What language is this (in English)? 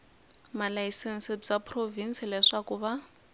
Tsonga